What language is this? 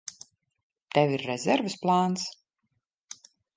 Latvian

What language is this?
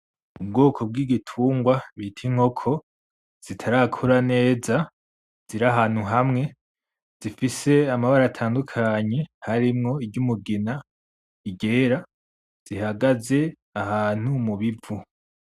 Rundi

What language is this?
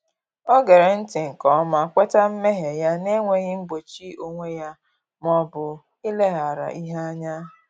Igbo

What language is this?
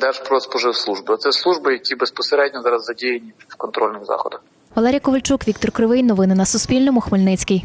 Ukrainian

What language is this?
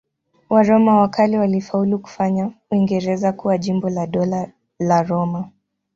Swahili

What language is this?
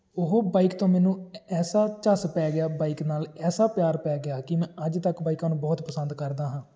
Punjabi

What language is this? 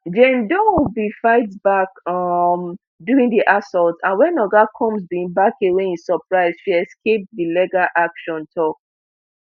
Nigerian Pidgin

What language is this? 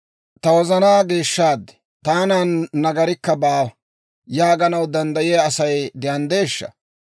Dawro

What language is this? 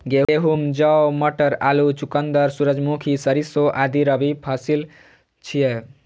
Maithili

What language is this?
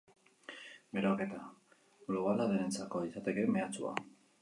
Basque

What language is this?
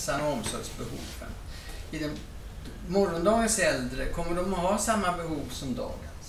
Swedish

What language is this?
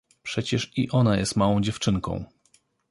Polish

